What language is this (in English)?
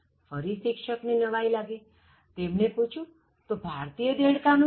Gujarati